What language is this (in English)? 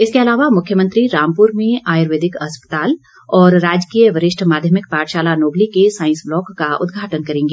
Hindi